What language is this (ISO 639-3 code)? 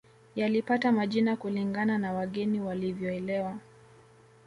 swa